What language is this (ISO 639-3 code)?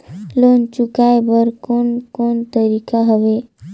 hne